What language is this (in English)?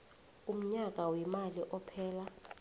South Ndebele